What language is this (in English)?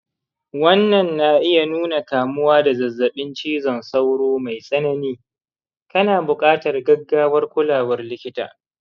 Hausa